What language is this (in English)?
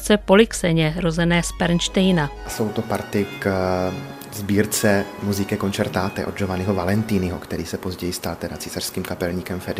Czech